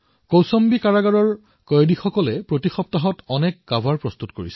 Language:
Assamese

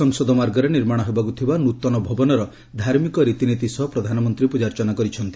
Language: Odia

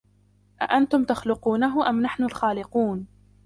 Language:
Arabic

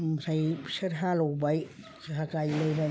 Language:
Bodo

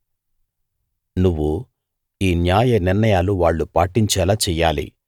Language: Telugu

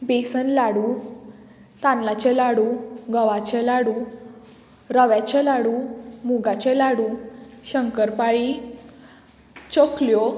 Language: Konkani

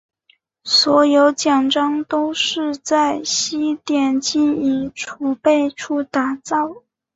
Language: Chinese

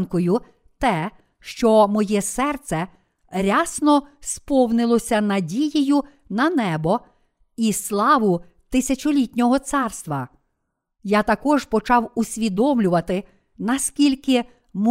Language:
Ukrainian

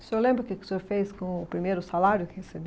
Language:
Portuguese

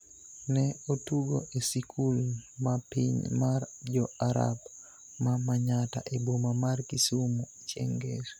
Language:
Luo (Kenya and Tanzania)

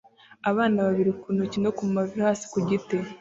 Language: Kinyarwanda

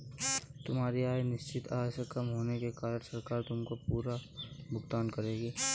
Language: Hindi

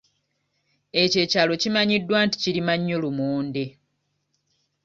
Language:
Ganda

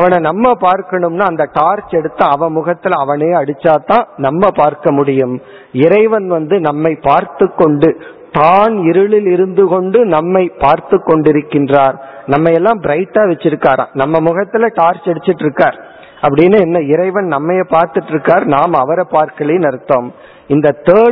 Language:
Tamil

